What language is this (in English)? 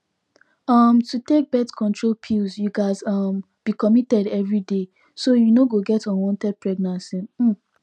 Nigerian Pidgin